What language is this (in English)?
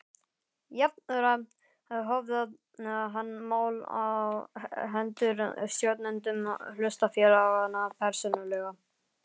Icelandic